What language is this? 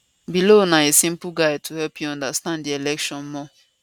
Nigerian Pidgin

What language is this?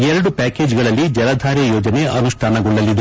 Kannada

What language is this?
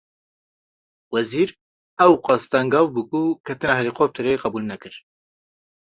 Kurdish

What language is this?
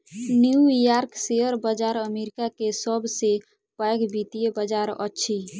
Maithili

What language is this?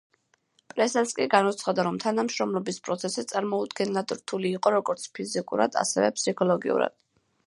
Georgian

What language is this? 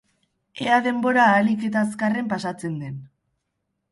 Basque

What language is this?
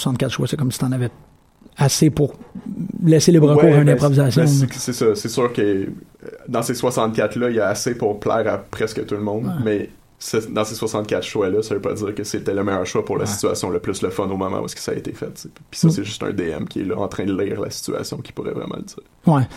French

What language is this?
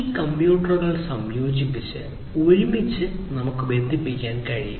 Malayalam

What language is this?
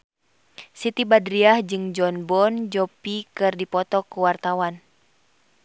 Sundanese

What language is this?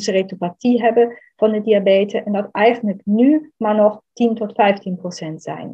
Dutch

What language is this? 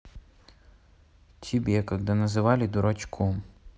Russian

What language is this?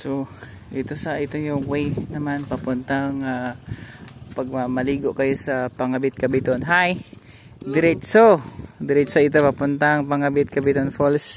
Filipino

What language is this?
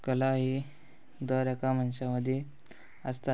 Konkani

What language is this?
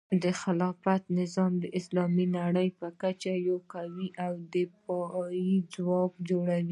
Pashto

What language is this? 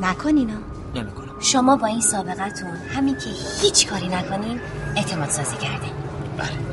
Persian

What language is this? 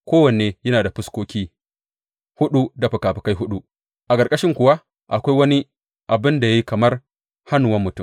Hausa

